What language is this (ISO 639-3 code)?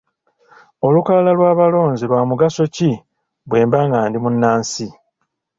lug